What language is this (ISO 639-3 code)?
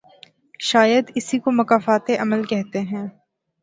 urd